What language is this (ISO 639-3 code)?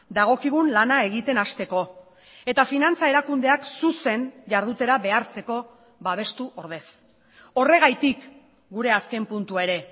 eus